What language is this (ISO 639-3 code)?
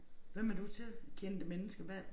dan